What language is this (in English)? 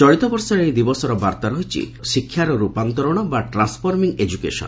Odia